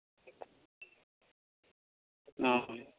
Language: Santali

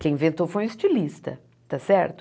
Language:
Portuguese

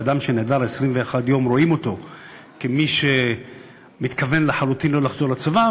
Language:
Hebrew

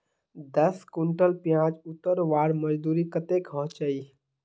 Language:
Magahi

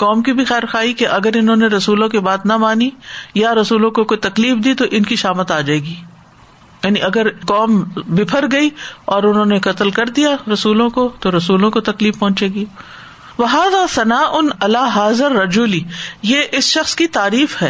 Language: Urdu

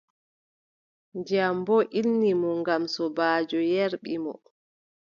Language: Adamawa Fulfulde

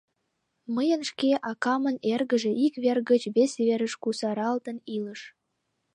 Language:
Mari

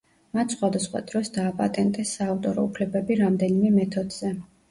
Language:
Georgian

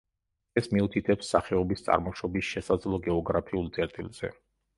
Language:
Georgian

